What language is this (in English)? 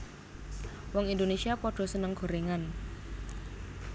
Javanese